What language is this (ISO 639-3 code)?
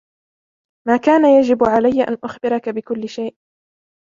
ara